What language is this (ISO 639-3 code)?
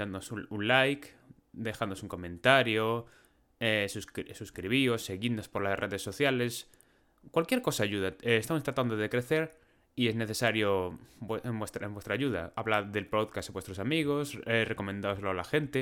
spa